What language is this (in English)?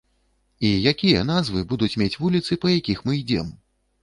Belarusian